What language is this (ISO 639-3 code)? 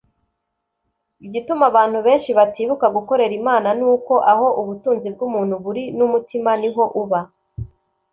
kin